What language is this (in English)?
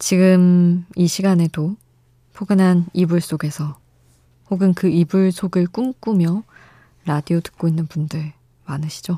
Korean